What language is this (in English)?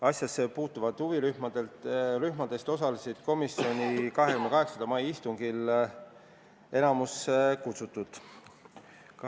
Estonian